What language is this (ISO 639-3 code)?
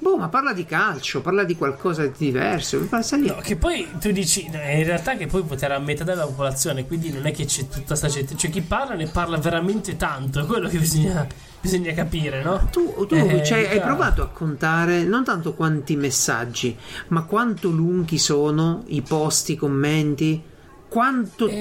ita